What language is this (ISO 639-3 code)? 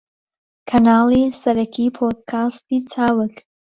ckb